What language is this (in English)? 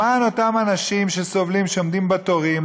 Hebrew